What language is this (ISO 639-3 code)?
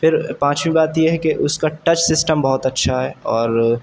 urd